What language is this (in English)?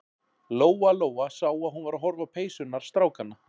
Icelandic